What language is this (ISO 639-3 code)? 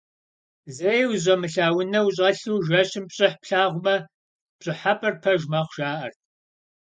kbd